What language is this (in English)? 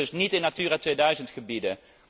Dutch